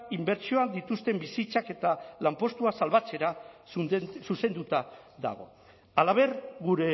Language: Basque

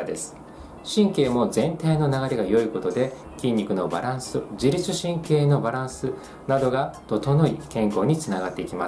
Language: Japanese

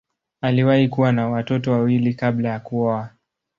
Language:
Swahili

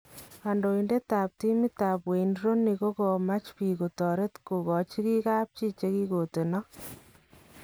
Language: Kalenjin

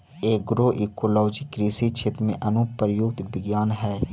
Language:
Magahi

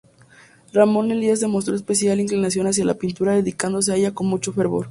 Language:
Spanish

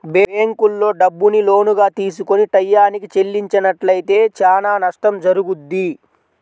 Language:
Telugu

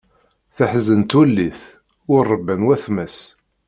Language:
Kabyle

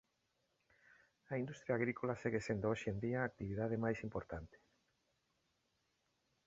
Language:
Galician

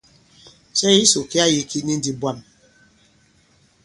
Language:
Bankon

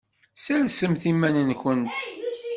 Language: Kabyle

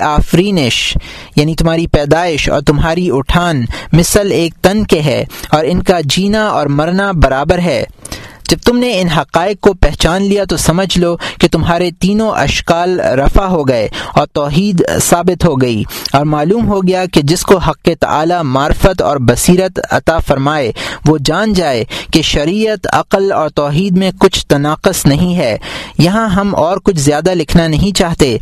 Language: Urdu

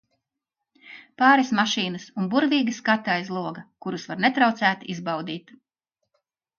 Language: Latvian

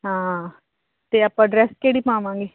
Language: Punjabi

